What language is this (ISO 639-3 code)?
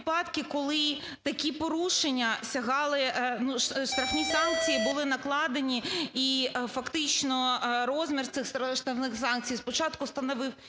ukr